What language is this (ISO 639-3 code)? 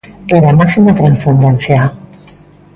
glg